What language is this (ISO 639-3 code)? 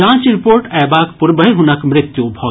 mai